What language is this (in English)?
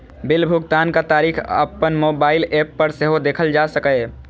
Maithili